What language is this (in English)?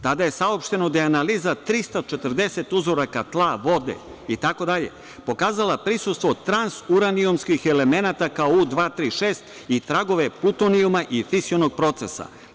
Serbian